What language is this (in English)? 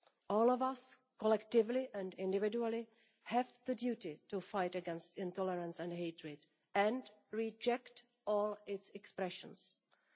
English